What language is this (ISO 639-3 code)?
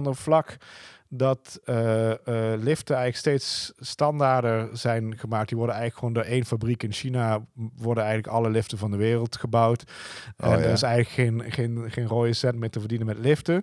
nld